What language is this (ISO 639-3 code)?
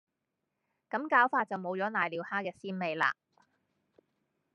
yue